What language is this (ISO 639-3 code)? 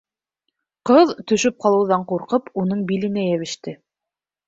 bak